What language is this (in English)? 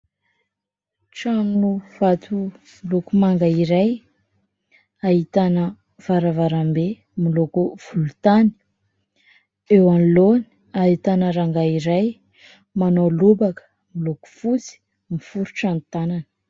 Malagasy